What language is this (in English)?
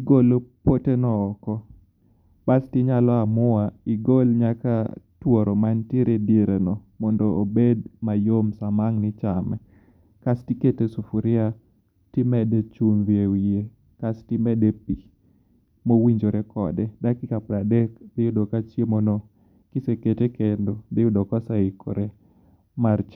Luo (Kenya and Tanzania)